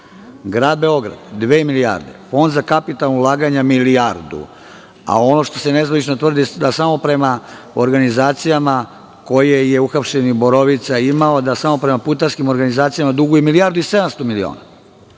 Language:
Serbian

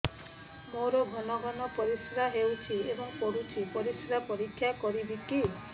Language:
Odia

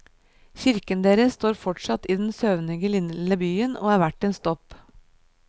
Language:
Norwegian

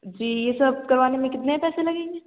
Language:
Urdu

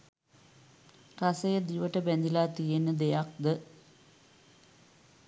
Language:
Sinhala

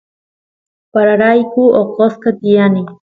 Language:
Santiago del Estero Quichua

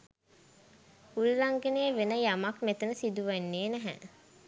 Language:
Sinhala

